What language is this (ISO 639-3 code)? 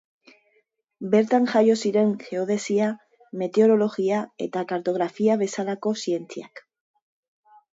eus